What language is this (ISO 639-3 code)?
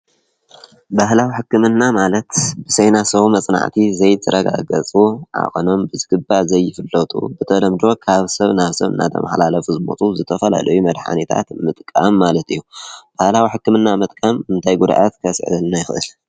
tir